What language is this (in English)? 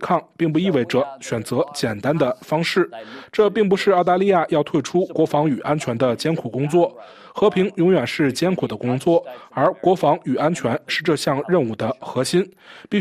Chinese